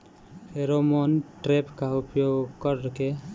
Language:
Bhojpuri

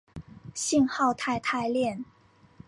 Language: Chinese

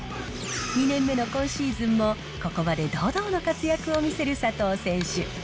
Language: Japanese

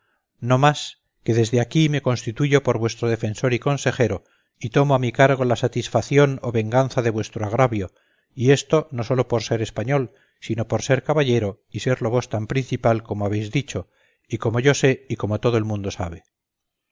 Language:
Spanish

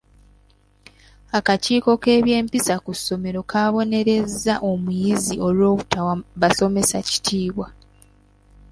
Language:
Ganda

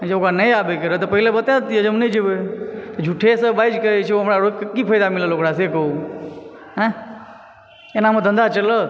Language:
Maithili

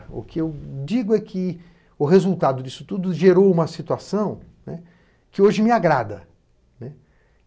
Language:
Portuguese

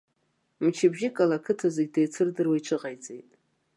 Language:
Abkhazian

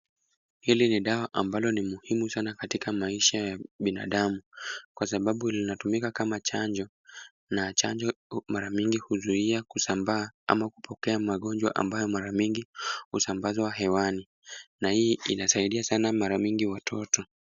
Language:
Swahili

